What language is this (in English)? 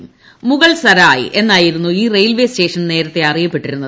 Malayalam